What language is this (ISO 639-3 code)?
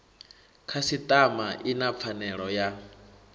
ven